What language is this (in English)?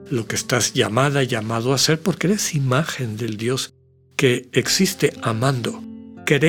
Spanish